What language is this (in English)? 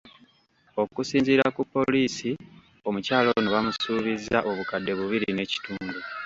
Ganda